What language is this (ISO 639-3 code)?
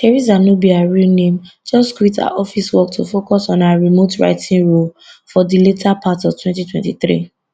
pcm